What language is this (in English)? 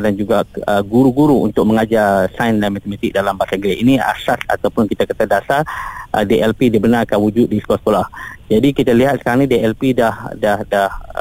Malay